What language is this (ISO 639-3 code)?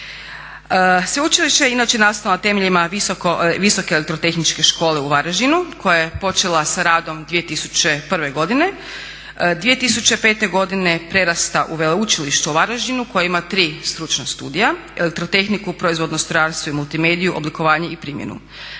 hrv